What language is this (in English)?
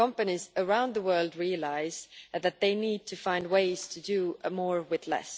English